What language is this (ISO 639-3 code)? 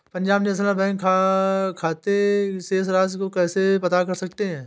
hin